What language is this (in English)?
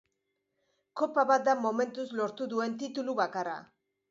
Basque